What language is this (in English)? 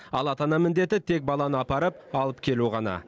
Kazakh